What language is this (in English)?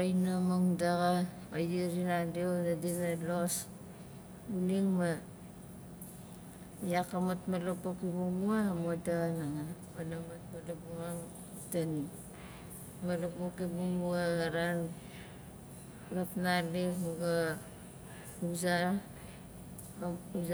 Nalik